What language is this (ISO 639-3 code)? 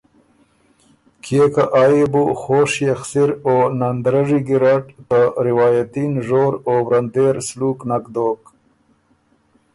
oru